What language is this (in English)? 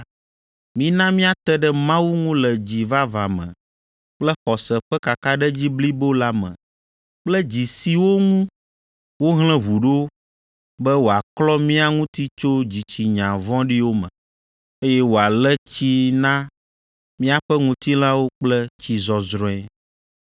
Ewe